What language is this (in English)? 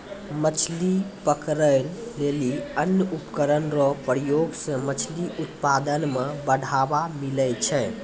Maithili